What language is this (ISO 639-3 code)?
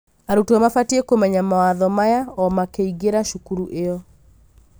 kik